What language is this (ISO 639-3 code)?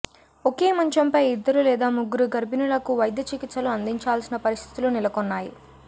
tel